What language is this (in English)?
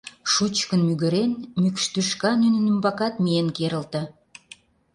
Mari